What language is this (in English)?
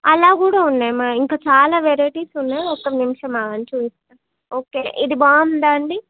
Telugu